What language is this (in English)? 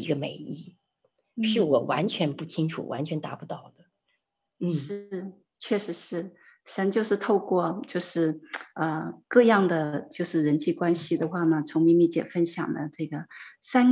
Chinese